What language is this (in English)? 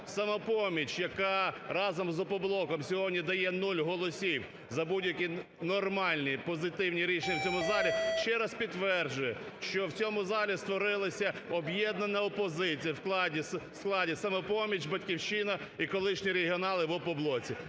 Ukrainian